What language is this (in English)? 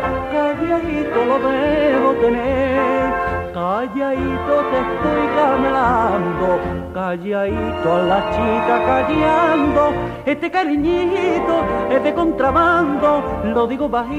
Spanish